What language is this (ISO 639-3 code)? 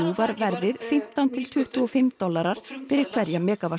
isl